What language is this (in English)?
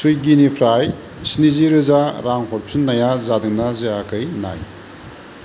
Bodo